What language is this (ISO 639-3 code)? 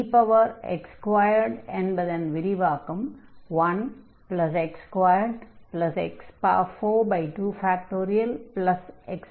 tam